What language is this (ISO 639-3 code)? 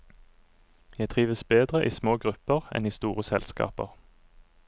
nor